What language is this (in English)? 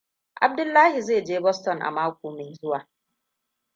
Hausa